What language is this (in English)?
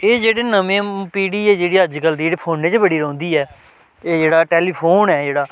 Dogri